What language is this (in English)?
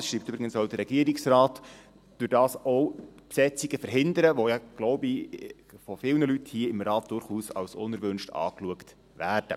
Swiss German